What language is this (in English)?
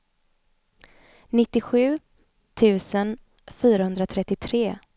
Swedish